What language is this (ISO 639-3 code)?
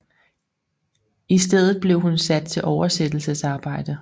dan